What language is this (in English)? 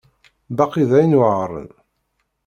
Kabyle